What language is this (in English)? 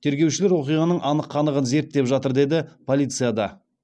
Kazakh